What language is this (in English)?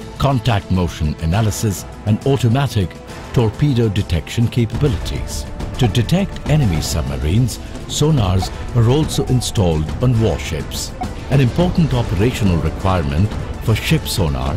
English